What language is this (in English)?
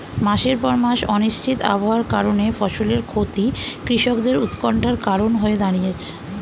Bangla